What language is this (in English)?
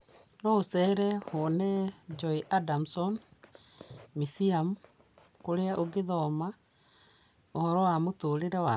Kikuyu